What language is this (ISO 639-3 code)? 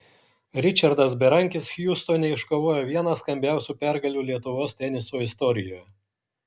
lit